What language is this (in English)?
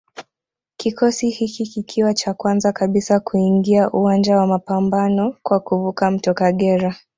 Swahili